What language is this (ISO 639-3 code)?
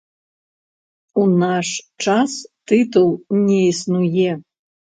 bel